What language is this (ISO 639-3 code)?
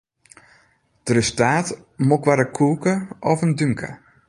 fry